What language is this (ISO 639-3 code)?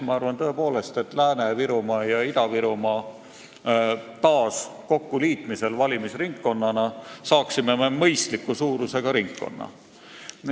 est